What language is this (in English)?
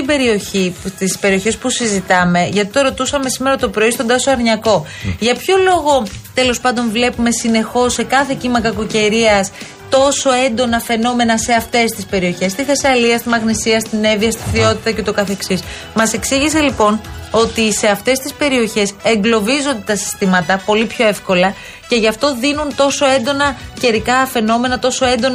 Greek